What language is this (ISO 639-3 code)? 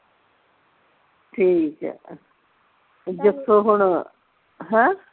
pan